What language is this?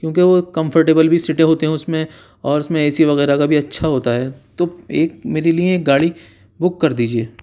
Urdu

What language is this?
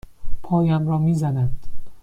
Persian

